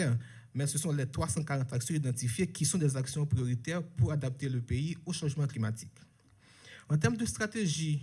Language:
French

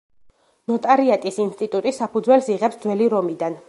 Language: Georgian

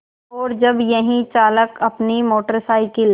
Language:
Hindi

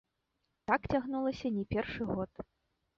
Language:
Belarusian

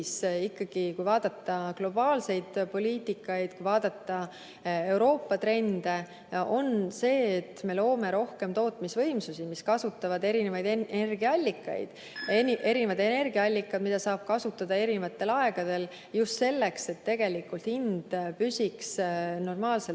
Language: Estonian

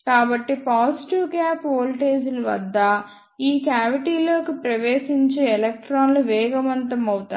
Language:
Telugu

